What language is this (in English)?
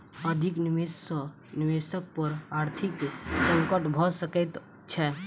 Maithili